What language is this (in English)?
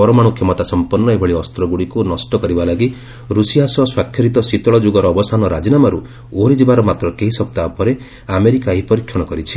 Odia